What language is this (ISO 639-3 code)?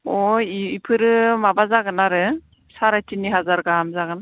brx